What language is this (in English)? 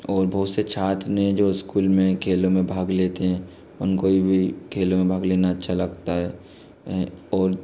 Hindi